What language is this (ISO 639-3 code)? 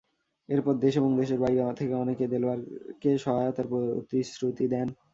ben